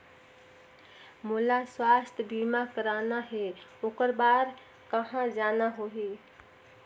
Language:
Chhattisgarhi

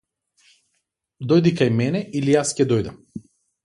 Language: Macedonian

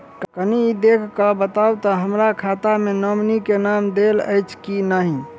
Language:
Maithili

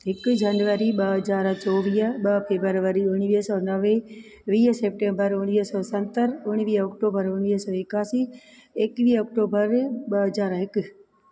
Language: Sindhi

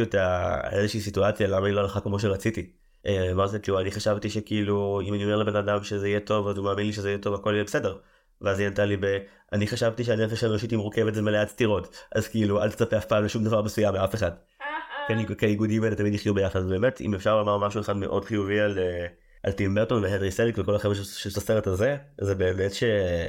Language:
Hebrew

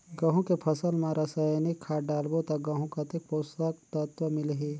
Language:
Chhattisgarhi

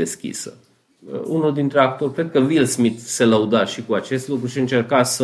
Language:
Romanian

